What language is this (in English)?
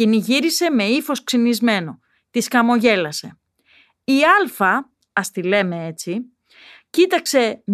Greek